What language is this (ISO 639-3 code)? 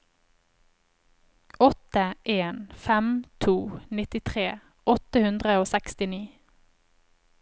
nor